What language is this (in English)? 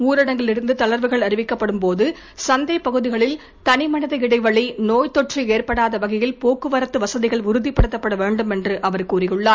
Tamil